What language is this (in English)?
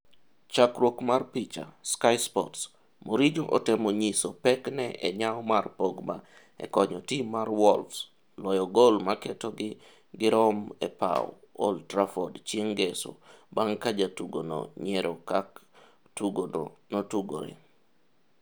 Luo (Kenya and Tanzania)